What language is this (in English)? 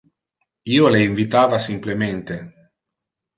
Interlingua